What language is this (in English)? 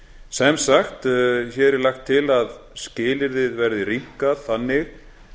Icelandic